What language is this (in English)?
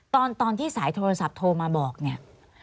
Thai